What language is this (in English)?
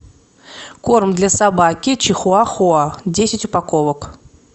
Russian